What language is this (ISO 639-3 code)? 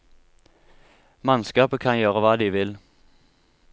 nor